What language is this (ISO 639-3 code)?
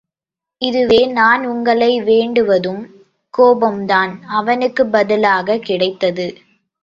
tam